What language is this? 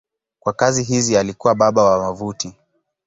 Swahili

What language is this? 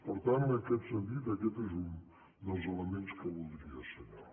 Catalan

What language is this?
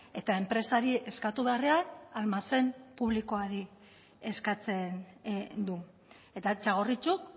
Basque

